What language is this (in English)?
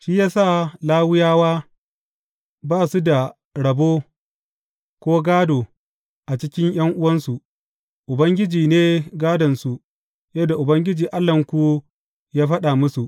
Hausa